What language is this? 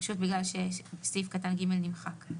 Hebrew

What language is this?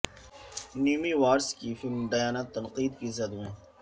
Urdu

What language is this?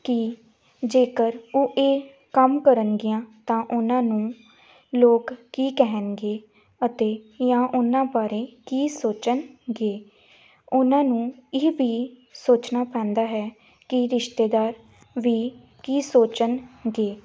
Punjabi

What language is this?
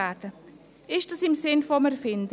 Swiss German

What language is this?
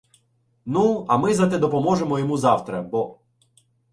Ukrainian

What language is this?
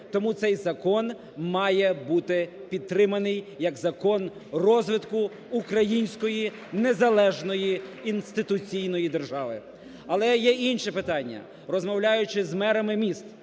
Ukrainian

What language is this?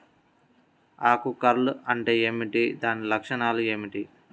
Telugu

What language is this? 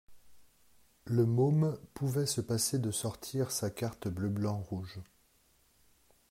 French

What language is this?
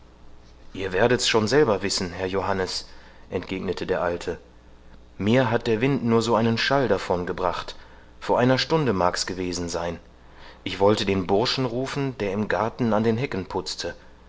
German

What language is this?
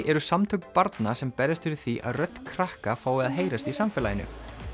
Icelandic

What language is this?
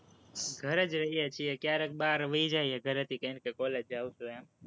Gujarati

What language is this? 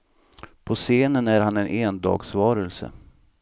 Swedish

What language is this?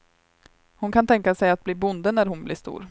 Swedish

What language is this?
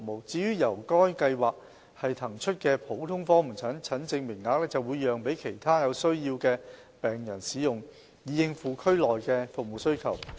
Cantonese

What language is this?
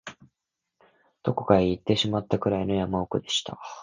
Japanese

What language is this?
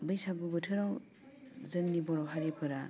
Bodo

